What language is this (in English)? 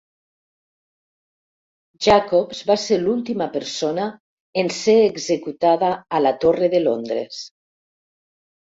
Catalan